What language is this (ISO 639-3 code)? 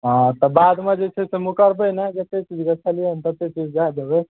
mai